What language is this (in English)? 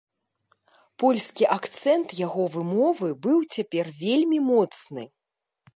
Belarusian